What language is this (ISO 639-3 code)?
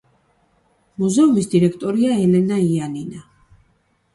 kat